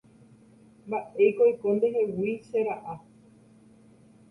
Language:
Guarani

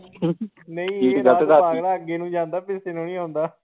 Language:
Punjabi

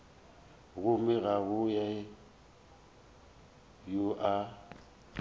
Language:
Northern Sotho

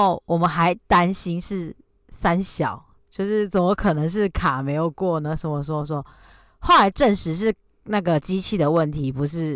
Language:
Chinese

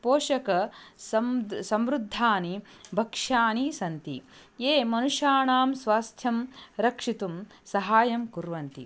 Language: Sanskrit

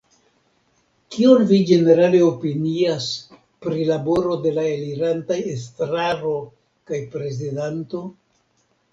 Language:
Esperanto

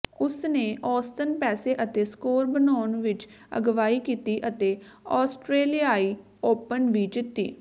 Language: Punjabi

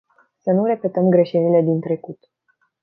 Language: Romanian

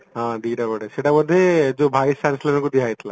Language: Odia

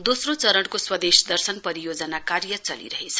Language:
Nepali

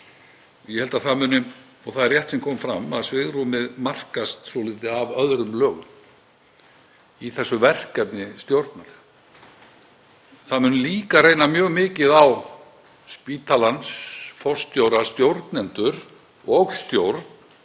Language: Icelandic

